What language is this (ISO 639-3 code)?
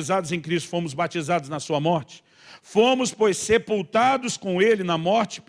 por